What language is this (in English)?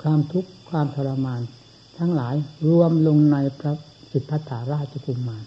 Thai